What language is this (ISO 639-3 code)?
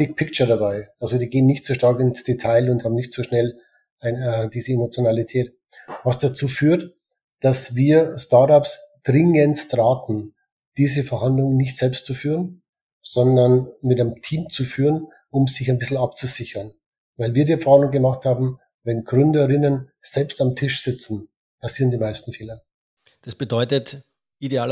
deu